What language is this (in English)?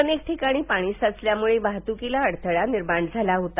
Marathi